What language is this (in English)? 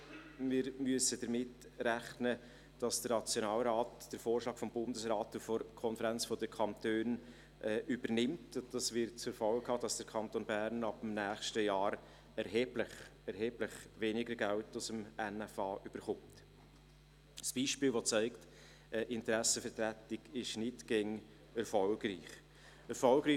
Swiss German